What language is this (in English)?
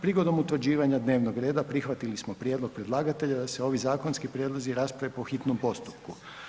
Croatian